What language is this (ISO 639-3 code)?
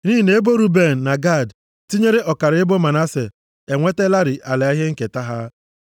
ibo